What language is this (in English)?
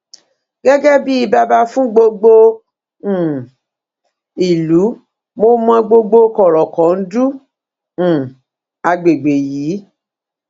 Yoruba